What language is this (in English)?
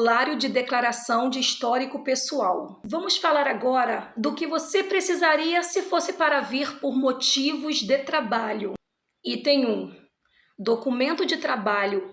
Portuguese